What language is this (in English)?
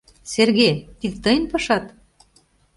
Mari